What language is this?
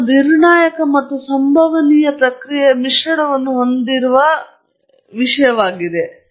Kannada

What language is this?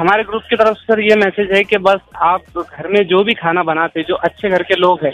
Hindi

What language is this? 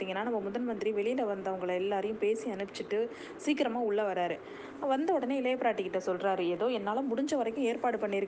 Tamil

